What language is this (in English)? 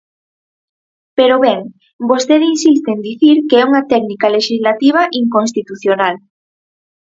Galician